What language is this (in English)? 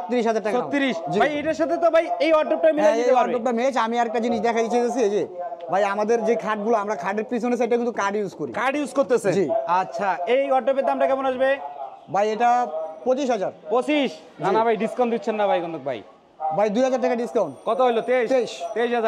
Bangla